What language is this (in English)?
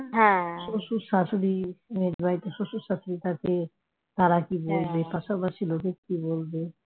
Bangla